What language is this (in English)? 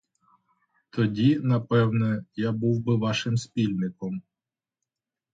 Ukrainian